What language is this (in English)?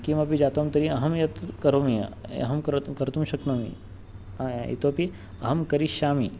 Sanskrit